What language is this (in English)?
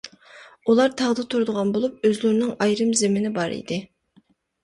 Uyghur